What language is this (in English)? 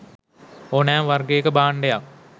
Sinhala